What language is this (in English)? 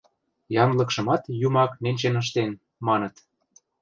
Mari